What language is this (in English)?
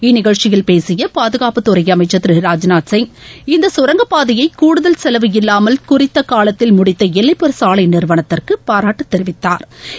Tamil